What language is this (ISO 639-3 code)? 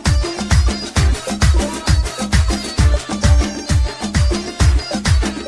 ara